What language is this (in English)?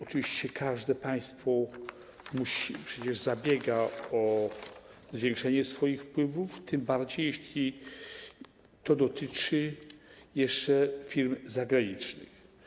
Polish